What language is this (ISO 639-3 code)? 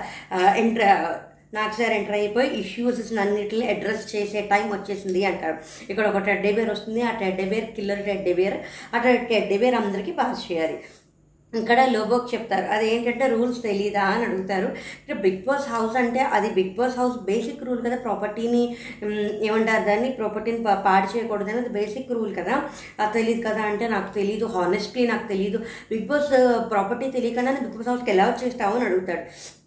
tel